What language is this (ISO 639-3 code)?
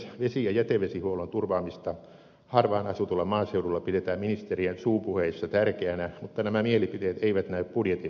fin